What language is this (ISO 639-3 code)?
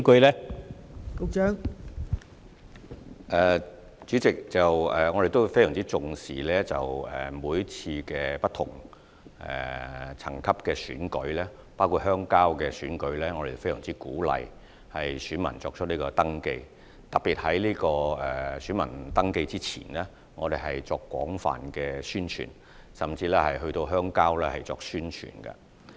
yue